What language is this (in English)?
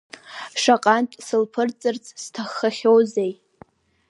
Abkhazian